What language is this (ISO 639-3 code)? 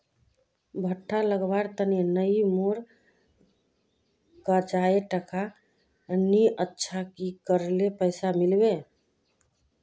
mag